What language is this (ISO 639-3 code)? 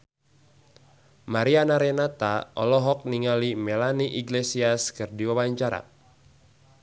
sun